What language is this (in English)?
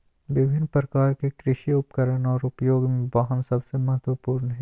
Magahi